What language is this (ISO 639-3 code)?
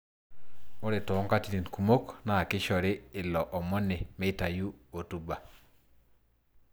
mas